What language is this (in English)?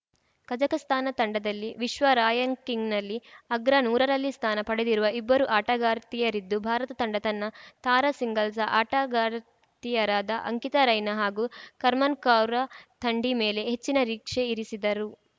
Kannada